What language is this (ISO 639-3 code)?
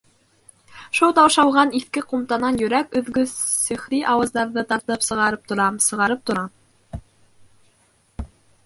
bak